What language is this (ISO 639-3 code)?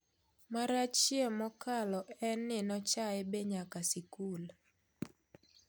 luo